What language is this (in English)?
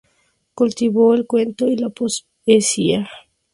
Spanish